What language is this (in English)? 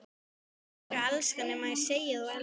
Icelandic